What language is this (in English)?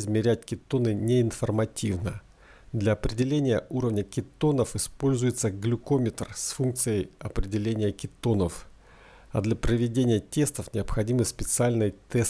Russian